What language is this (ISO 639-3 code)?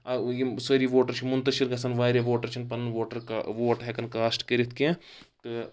kas